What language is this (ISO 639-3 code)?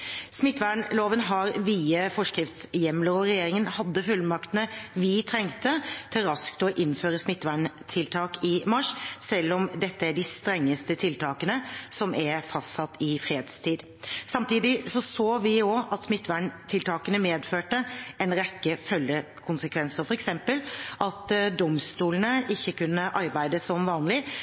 nob